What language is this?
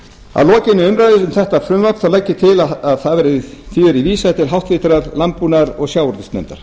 Icelandic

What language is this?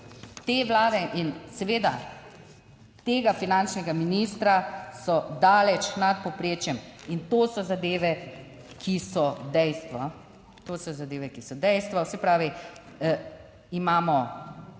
Slovenian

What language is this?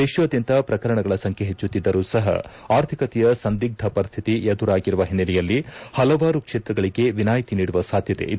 Kannada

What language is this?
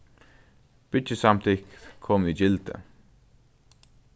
Faroese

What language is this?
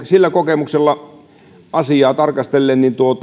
Finnish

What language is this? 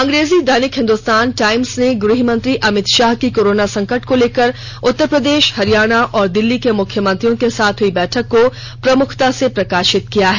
Hindi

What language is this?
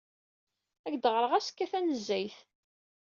Kabyle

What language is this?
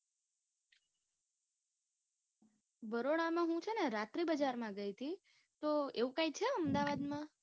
Gujarati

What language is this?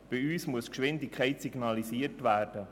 Swiss German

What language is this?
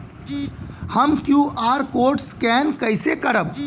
Bhojpuri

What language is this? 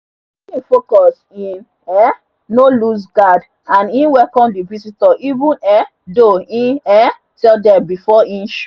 Nigerian Pidgin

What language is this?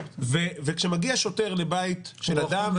Hebrew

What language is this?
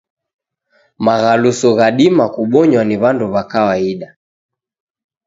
Taita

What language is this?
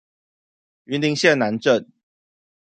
Chinese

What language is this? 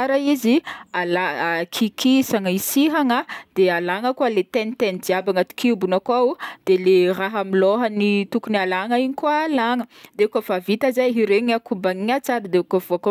Northern Betsimisaraka Malagasy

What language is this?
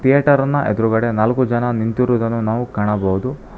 Kannada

